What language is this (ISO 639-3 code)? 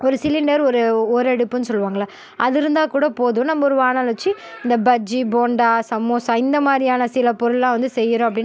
tam